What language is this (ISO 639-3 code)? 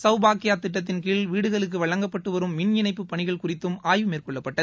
tam